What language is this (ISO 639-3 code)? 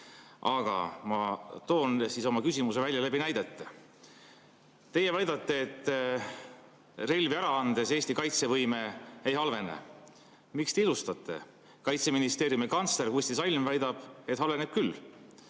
est